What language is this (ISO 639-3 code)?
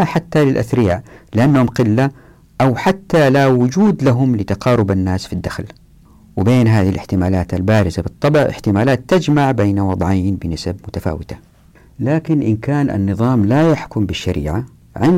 ara